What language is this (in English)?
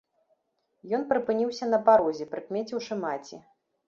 Belarusian